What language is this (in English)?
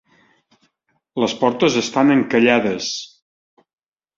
Catalan